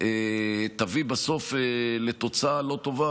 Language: Hebrew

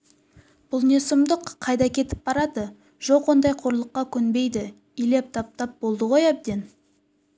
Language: Kazakh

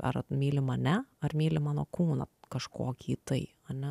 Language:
Lithuanian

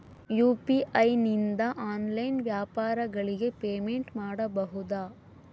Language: Kannada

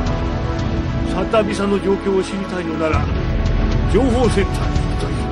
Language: Japanese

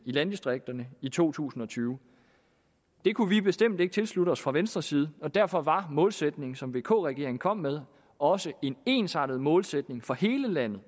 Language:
Danish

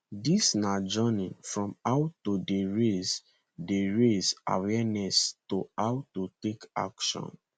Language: Nigerian Pidgin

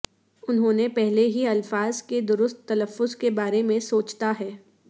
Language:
Urdu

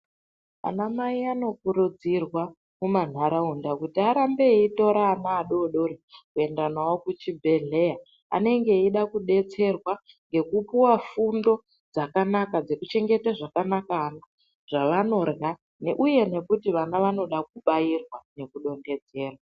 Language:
Ndau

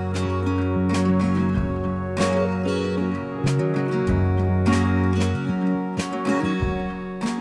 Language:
Vietnamese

